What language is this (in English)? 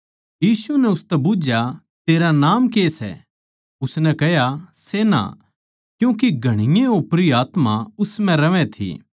Haryanvi